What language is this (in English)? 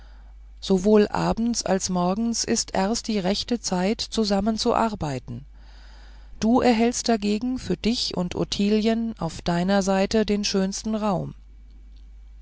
German